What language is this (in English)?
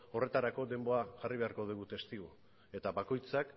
Basque